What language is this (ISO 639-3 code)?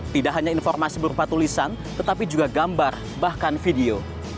ind